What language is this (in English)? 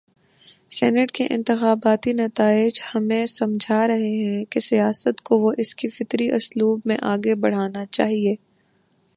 Urdu